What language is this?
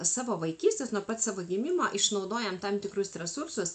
Lithuanian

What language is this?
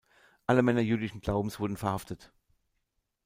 German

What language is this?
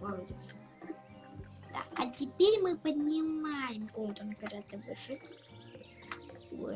Russian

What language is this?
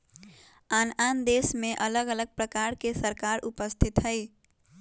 Magahi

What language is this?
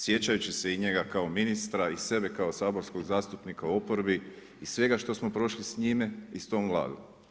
Croatian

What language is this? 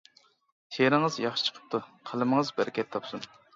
Uyghur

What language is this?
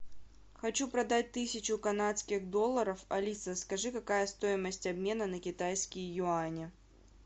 Russian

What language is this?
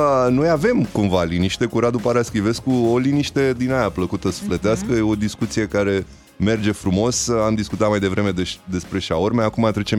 Romanian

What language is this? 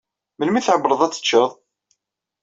Kabyle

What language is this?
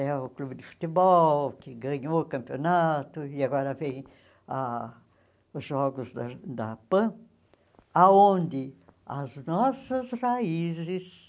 Portuguese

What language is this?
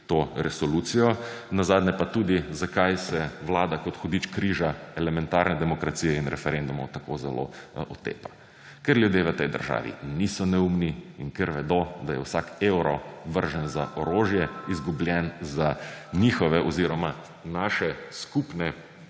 Slovenian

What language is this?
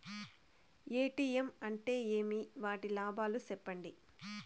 Telugu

